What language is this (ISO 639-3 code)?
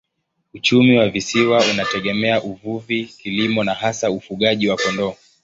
swa